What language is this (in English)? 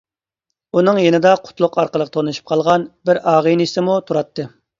Uyghur